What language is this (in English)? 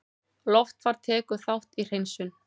Icelandic